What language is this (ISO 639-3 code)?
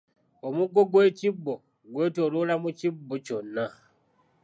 lug